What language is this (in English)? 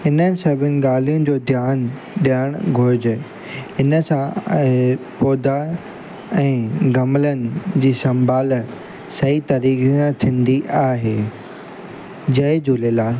Sindhi